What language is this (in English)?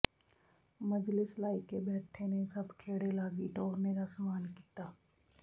Punjabi